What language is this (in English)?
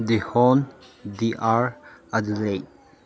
Manipuri